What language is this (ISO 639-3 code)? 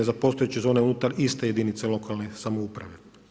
hrv